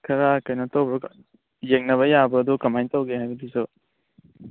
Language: Manipuri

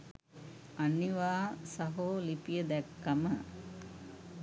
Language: Sinhala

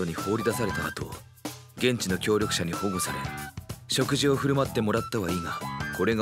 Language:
Japanese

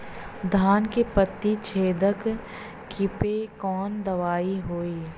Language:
Bhojpuri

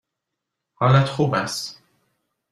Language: Persian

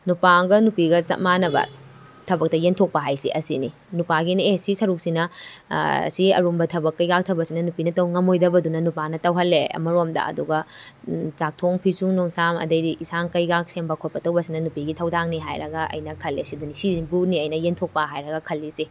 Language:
Manipuri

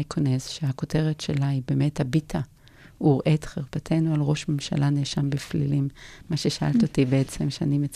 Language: Hebrew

